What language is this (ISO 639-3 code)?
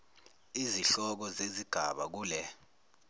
zul